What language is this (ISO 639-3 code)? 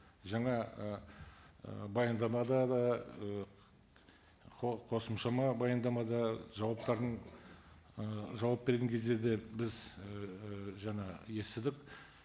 kaz